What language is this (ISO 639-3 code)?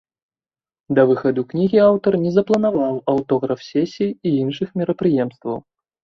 bel